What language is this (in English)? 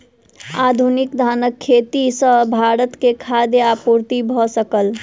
Maithili